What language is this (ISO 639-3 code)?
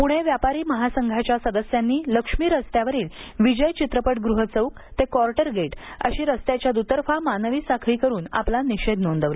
mar